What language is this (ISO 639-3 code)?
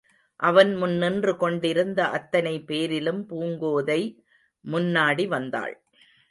tam